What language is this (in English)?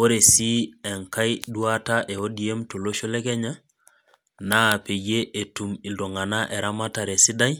Masai